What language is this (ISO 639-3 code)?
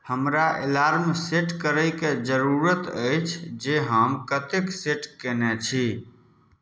mai